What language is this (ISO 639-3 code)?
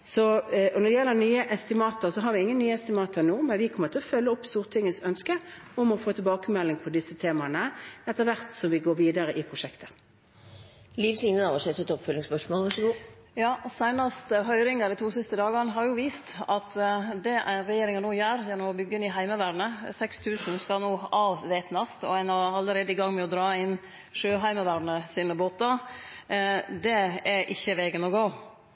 nor